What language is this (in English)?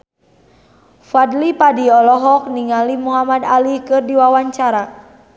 Sundanese